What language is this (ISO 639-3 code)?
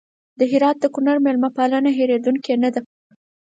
pus